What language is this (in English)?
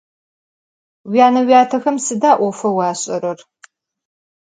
Adyghe